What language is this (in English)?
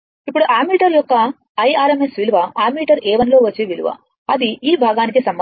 Telugu